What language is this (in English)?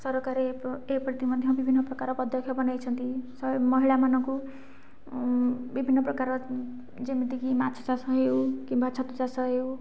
Odia